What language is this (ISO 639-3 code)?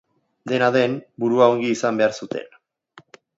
eus